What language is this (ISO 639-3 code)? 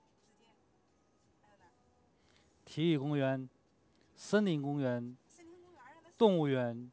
zho